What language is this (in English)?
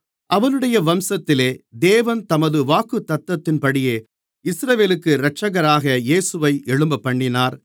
Tamil